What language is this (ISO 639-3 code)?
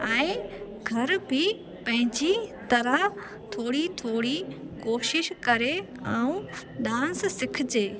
snd